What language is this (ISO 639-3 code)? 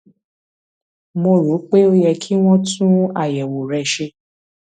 yor